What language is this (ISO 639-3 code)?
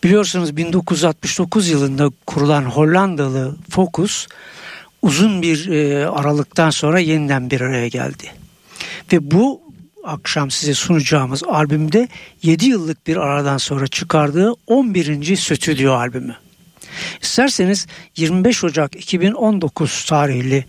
tur